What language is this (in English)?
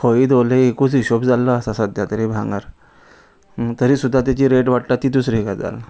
Konkani